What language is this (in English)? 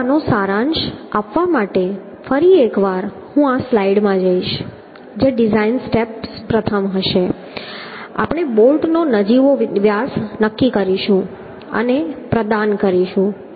Gujarati